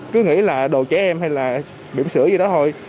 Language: Vietnamese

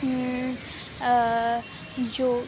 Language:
Urdu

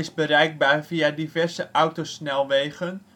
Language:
Dutch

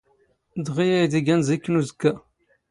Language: Standard Moroccan Tamazight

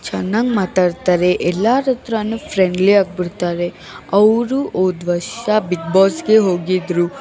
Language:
Kannada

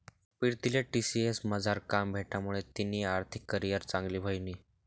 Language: Marathi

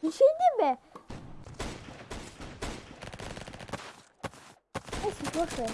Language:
Turkish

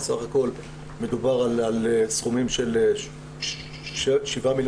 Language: Hebrew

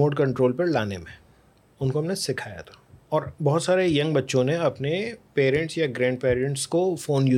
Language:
Urdu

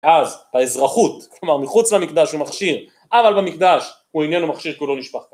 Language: Hebrew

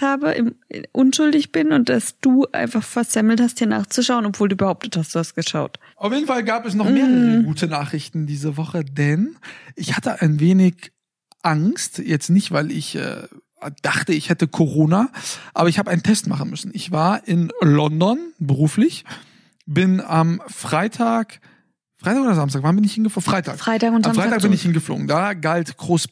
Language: German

